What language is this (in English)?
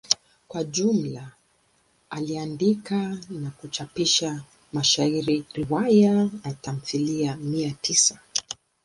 Swahili